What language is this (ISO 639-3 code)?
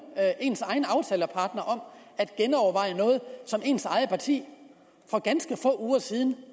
dan